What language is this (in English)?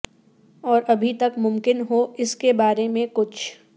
Urdu